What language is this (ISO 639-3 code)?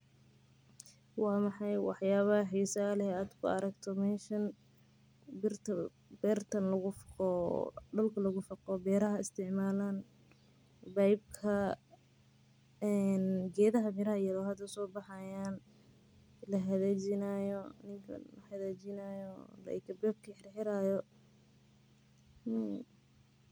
som